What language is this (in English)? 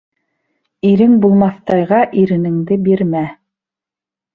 Bashkir